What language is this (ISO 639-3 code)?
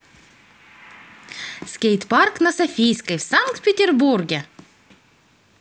rus